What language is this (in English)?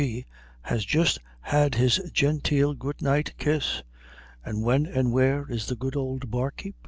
English